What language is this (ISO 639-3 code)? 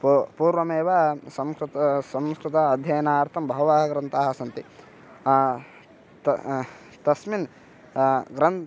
san